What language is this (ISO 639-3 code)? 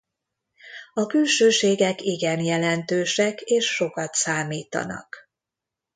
hun